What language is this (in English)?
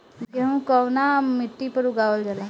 Bhojpuri